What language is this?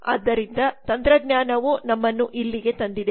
Kannada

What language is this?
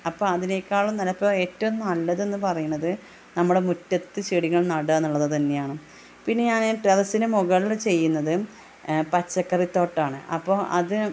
Malayalam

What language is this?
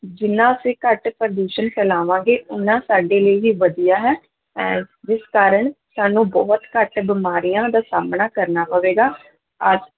Punjabi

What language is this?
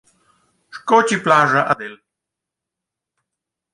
Romansh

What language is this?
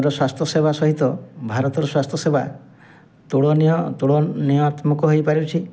Odia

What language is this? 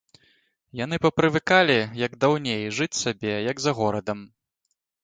Belarusian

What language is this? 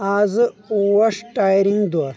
Kashmiri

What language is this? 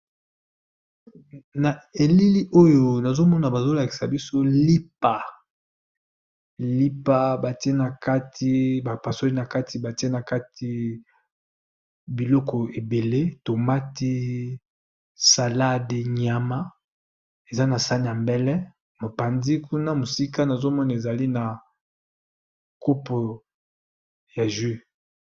Lingala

